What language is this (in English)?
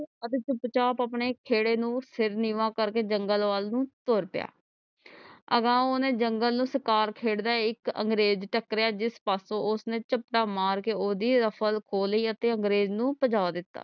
Punjabi